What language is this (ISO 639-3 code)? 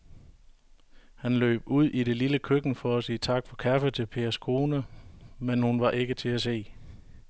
dan